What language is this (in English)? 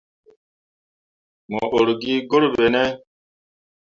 Mundang